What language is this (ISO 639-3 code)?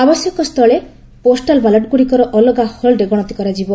ori